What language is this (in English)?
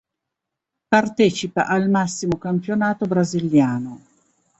Italian